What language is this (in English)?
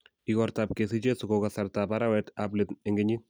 Kalenjin